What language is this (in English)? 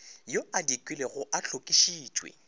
Northern Sotho